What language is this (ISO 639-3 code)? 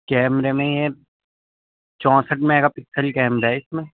urd